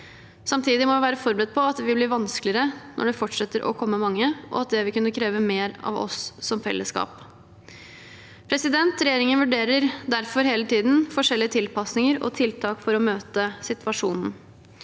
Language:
Norwegian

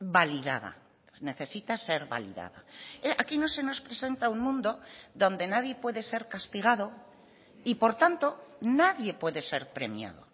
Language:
Spanish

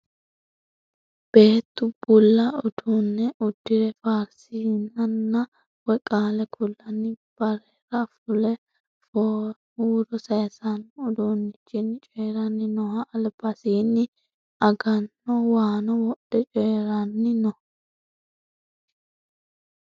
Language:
Sidamo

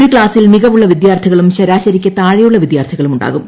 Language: Malayalam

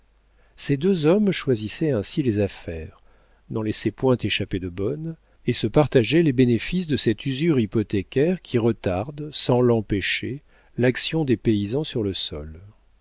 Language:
French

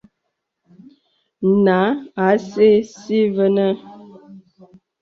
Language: Bebele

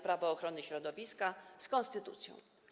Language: Polish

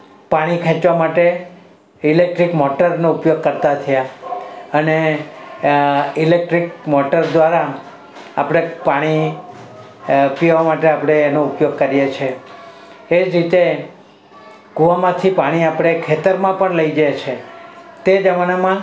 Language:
Gujarati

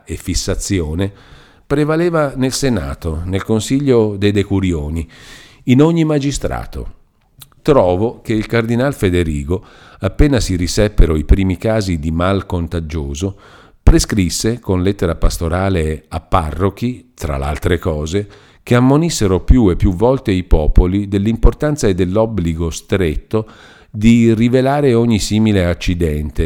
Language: Italian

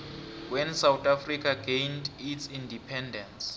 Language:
South Ndebele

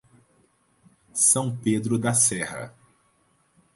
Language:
Portuguese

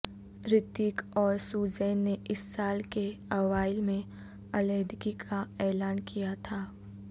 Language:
Urdu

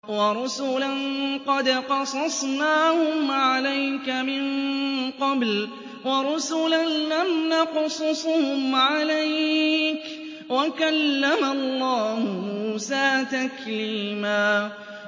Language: Arabic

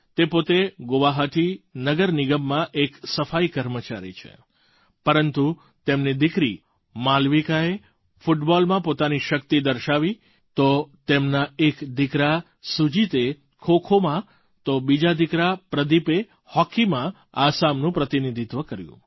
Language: Gujarati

